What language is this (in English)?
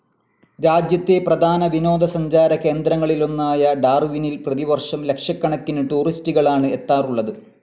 Malayalam